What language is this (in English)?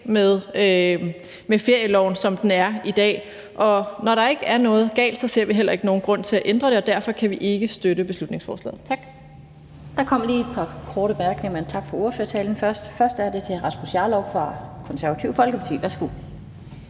Danish